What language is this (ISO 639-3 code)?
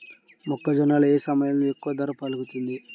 tel